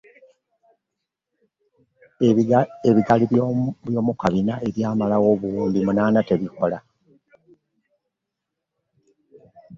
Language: Ganda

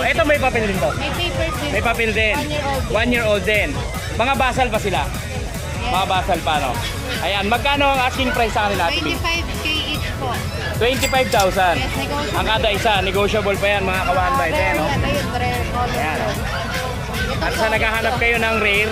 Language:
Filipino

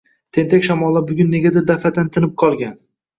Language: Uzbek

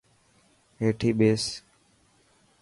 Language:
Dhatki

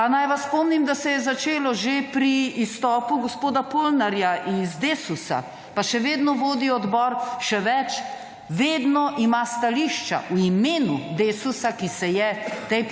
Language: Slovenian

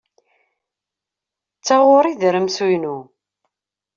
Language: Kabyle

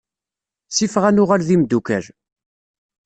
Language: Kabyle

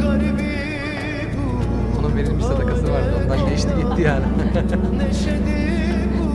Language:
Turkish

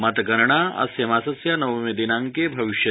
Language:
Sanskrit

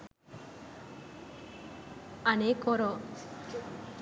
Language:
Sinhala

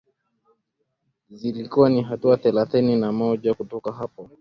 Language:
Swahili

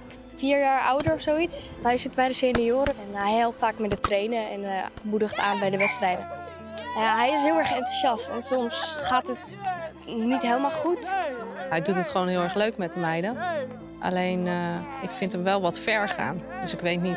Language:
Dutch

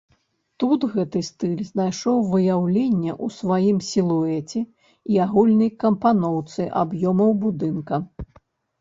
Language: Belarusian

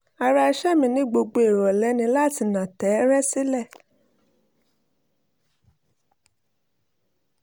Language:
Yoruba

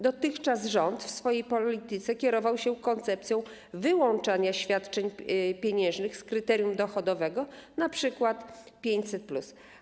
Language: Polish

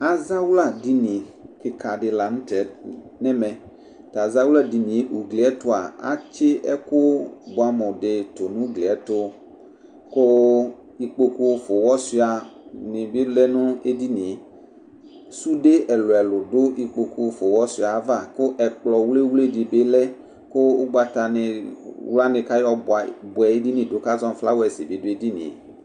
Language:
Ikposo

